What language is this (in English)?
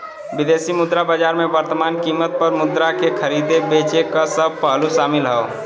Bhojpuri